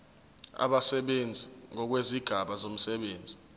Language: Zulu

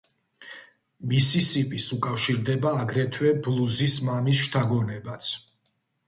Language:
Georgian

